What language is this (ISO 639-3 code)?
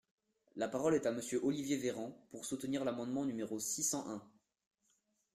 fra